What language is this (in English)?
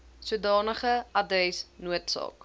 Afrikaans